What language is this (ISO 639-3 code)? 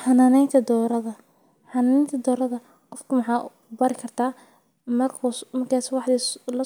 som